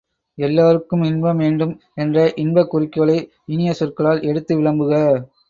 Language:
Tamil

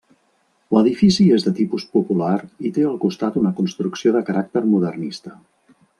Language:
Catalan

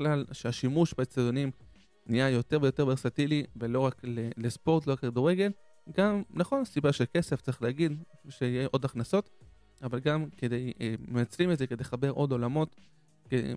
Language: Hebrew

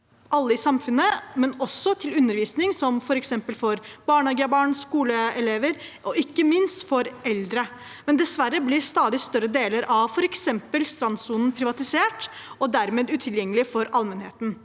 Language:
Norwegian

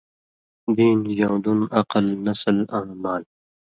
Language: Indus Kohistani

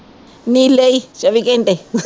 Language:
Punjabi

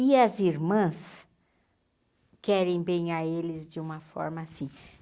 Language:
Portuguese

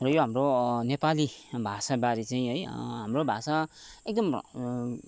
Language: Nepali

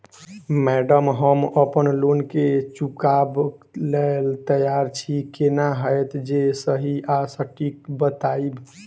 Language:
Maithili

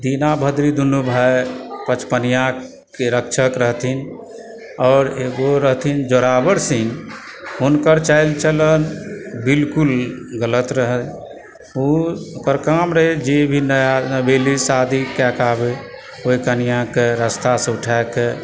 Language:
Maithili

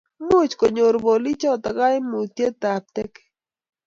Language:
Kalenjin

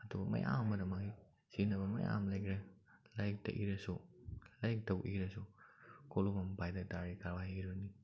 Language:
Manipuri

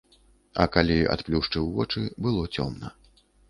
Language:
Belarusian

